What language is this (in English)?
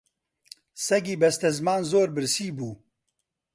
Central Kurdish